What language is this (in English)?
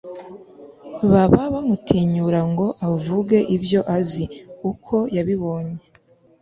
Kinyarwanda